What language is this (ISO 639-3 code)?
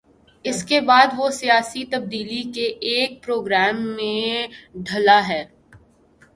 urd